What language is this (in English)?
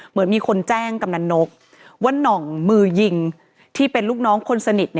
Thai